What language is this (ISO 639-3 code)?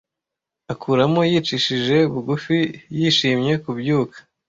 kin